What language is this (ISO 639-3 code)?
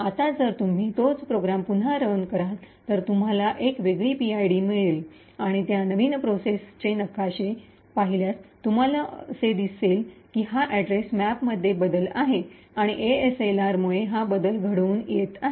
mar